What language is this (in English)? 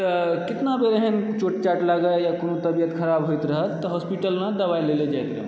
Maithili